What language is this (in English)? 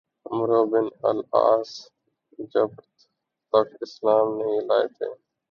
Urdu